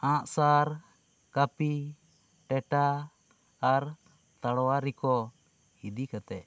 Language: Santali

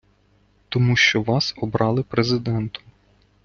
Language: Ukrainian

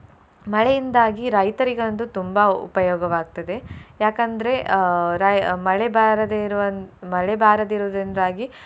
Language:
Kannada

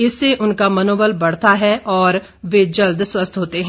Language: Hindi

